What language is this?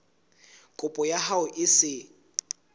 Southern Sotho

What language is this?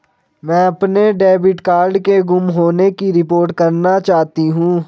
Hindi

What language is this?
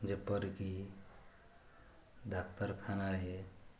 Odia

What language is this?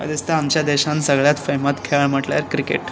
Konkani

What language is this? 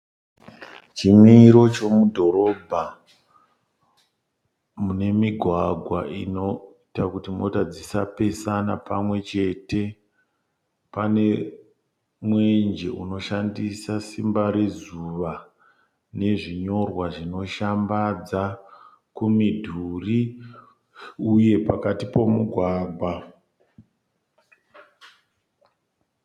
Shona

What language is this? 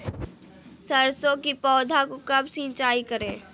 Magahi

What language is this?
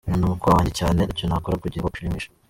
Kinyarwanda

